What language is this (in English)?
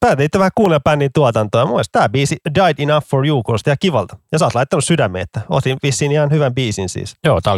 Finnish